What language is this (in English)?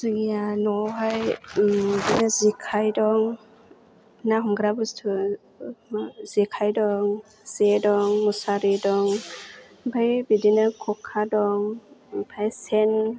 Bodo